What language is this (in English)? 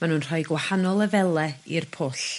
Welsh